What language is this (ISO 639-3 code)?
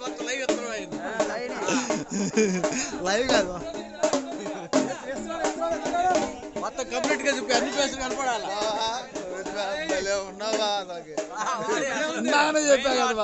tel